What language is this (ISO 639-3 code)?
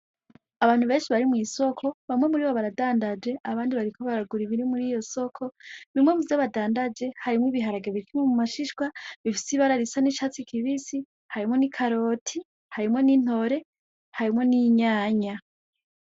run